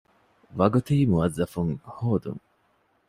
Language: Divehi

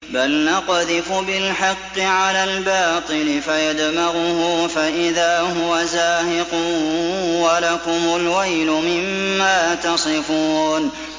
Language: Arabic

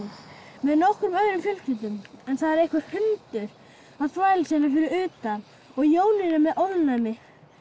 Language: Icelandic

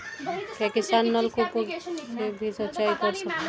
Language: Hindi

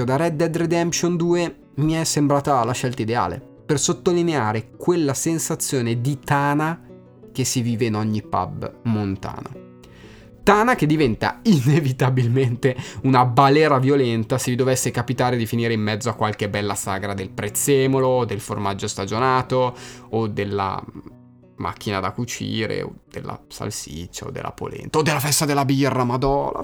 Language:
Italian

